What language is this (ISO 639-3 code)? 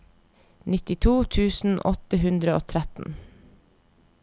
nor